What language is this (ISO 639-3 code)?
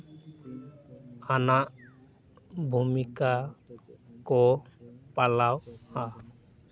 sat